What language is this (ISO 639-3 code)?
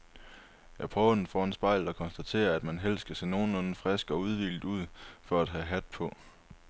dan